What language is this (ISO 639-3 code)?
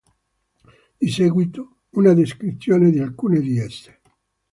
ita